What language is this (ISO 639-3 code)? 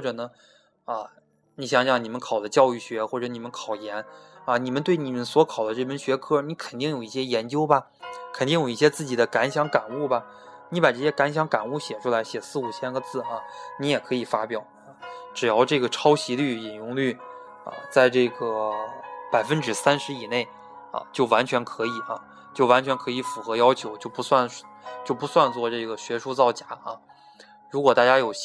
zho